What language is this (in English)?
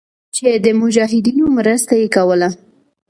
Pashto